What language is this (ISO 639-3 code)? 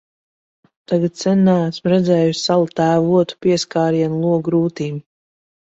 lav